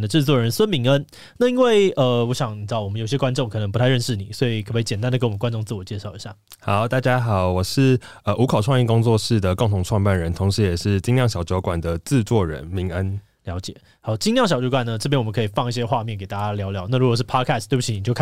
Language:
Chinese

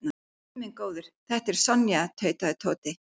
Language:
Icelandic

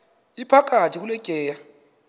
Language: Xhosa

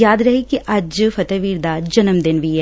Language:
Punjabi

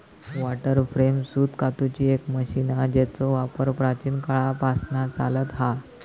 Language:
Marathi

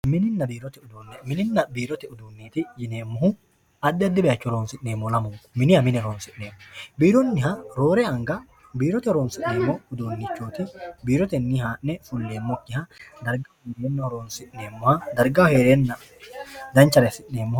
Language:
Sidamo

